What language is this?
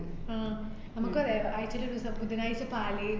Malayalam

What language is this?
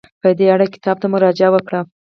Pashto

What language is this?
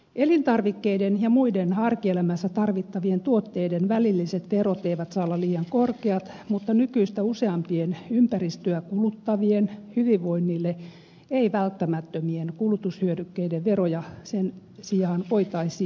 Finnish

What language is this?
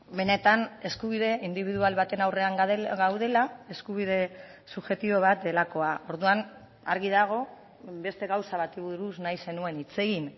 Basque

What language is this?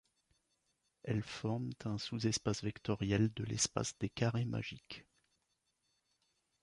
French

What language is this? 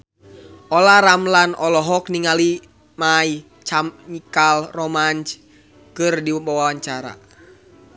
Sundanese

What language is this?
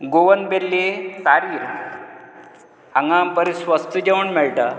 Konkani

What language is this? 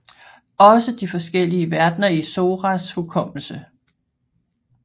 Danish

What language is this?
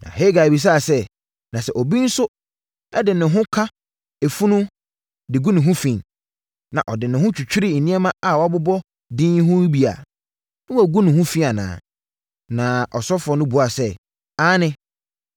Akan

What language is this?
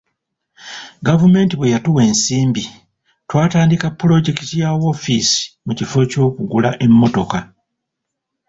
Ganda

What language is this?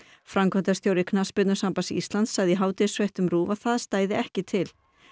Icelandic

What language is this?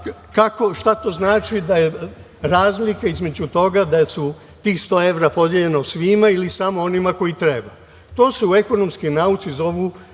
Serbian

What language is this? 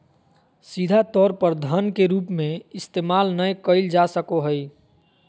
Magahi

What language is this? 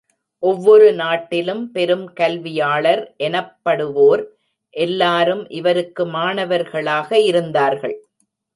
Tamil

